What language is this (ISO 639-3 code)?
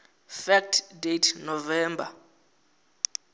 ven